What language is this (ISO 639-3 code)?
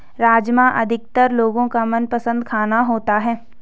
hin